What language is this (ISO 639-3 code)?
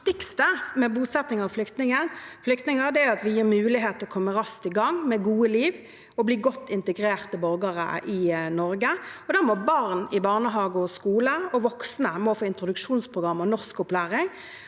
nor